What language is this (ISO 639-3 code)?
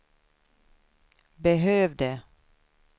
swe